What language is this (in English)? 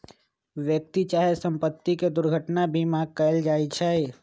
Magahi